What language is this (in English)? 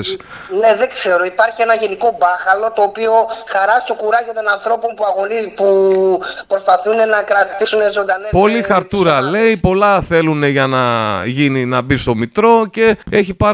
Greek